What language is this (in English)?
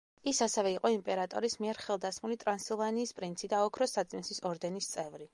Georgian